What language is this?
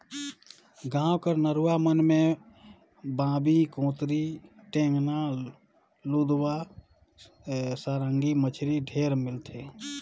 Chhattisgarhi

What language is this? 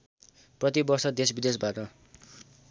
Nepali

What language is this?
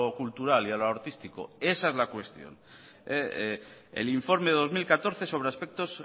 Spanish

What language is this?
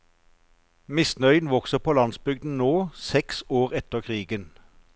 Norwegian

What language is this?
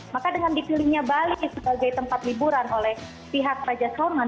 Indonesian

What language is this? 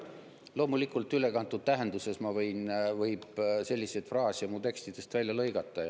Estonian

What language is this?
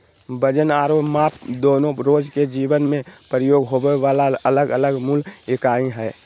Magahi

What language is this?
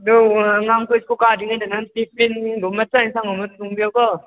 Manipuri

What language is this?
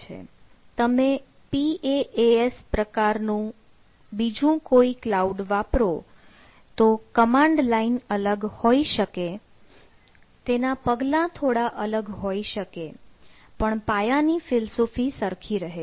Gujarati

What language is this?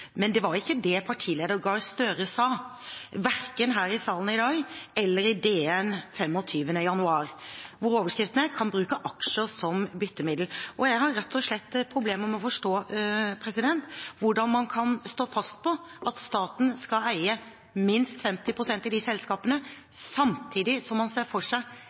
Norwegian Bokmål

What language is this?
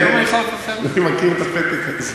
Hebrew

